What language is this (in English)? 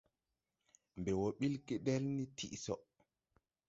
Tupuri